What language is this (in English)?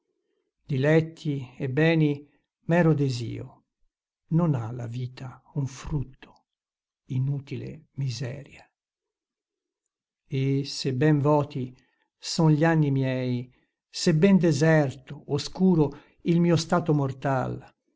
Italian